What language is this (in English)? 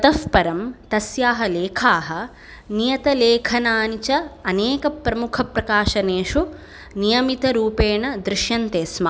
Sanskrit